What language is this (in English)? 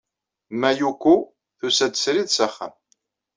Kabyle